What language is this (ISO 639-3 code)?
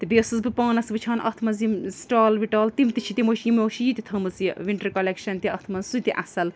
kas